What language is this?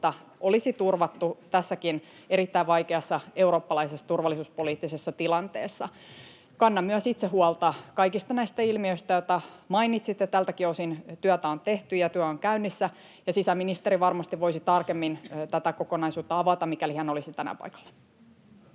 Finnish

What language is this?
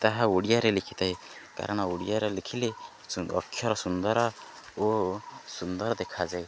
Odia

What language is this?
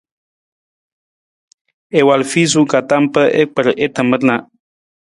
Nawdm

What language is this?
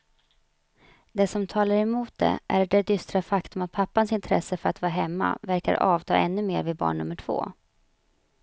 Swedish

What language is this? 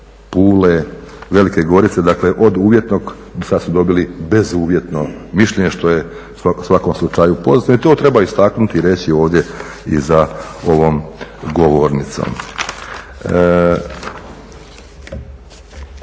Croatian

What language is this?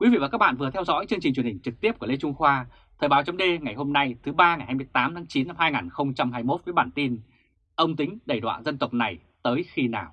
Vietnamese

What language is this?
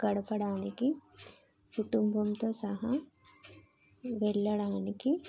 Telugu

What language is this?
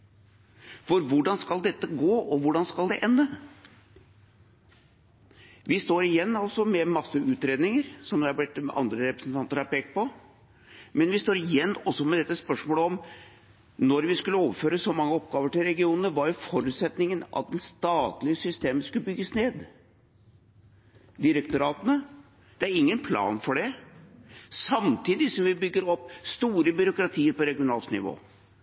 Norwegian Bokmål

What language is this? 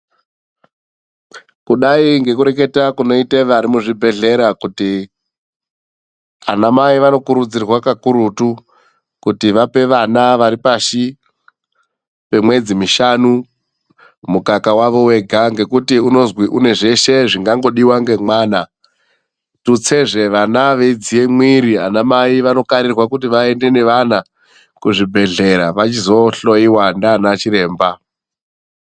Ndau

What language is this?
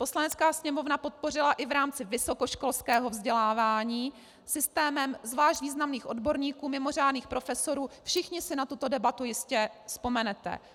Czech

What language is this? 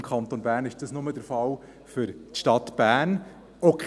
Swiss German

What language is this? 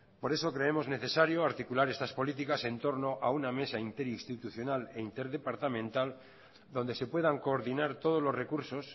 Spanish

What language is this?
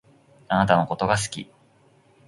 Japanese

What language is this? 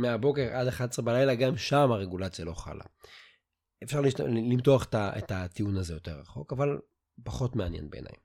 Hebrew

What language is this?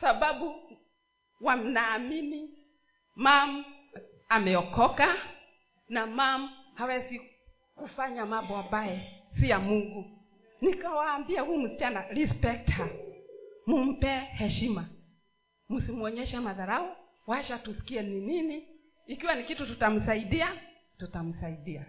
Swahili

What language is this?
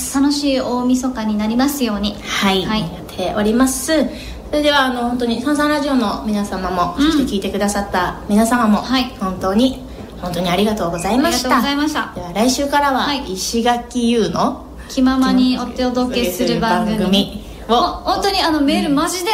Japanese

